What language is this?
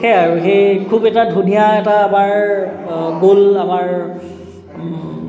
Assamese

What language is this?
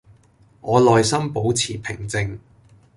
Cantonese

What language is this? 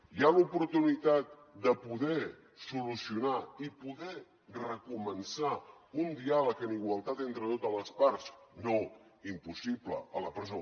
Catalan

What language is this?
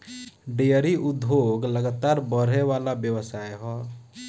Bhojpuri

